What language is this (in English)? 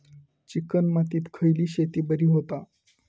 Marathi